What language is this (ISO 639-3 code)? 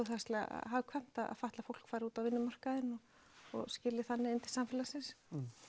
isl